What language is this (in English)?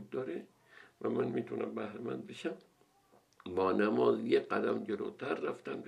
Persian